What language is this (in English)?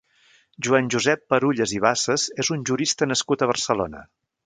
Catalan